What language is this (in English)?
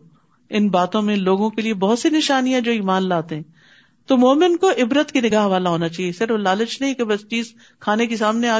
Urdu